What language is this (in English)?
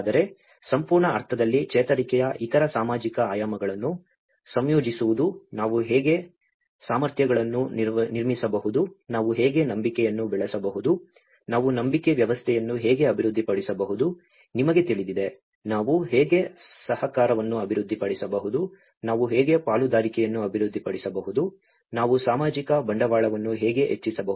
Kannada